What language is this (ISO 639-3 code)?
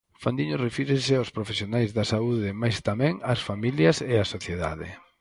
glg